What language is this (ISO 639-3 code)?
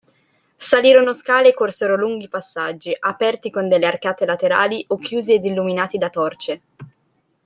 ita